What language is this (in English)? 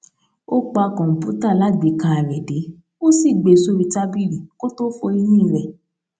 Yoruba